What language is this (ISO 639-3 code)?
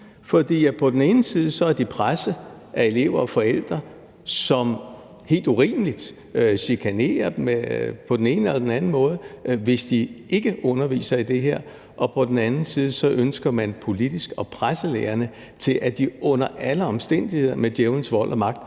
dan